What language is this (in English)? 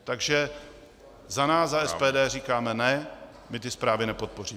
Czech